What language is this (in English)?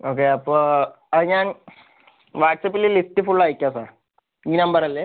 Malayalam